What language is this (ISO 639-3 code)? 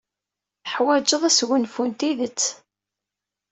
kab